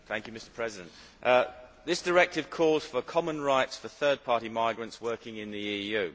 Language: English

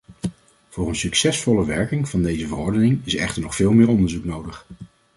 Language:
Dutch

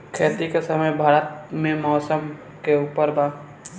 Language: Bhojpuri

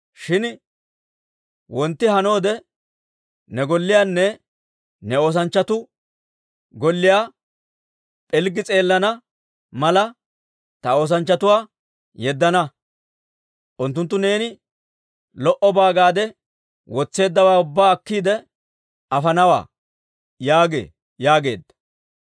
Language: Dawro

